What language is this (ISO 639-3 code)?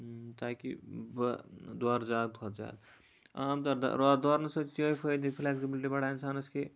kas